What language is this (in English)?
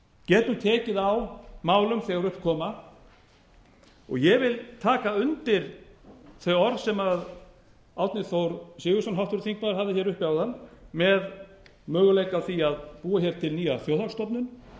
Icelandic